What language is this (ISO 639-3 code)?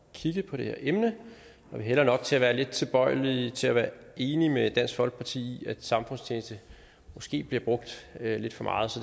dan